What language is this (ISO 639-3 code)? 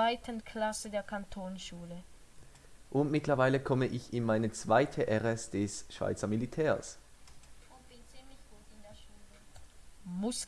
deu